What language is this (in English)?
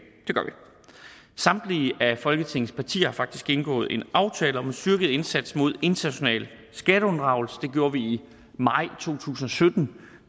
Danish